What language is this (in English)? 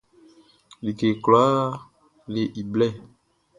Baoulé